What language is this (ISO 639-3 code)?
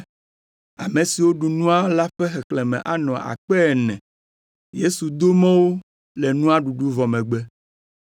ewe